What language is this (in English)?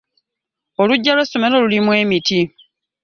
Ganda